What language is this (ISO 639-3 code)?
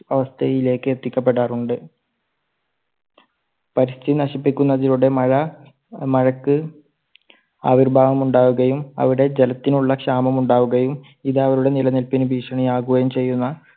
mal